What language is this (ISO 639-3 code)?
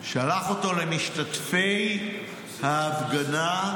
heb